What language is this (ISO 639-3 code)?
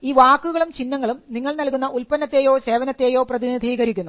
mal